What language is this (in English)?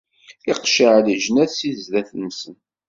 Kabyle